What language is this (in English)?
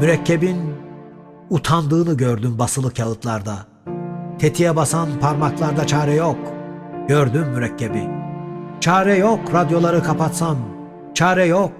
Turkish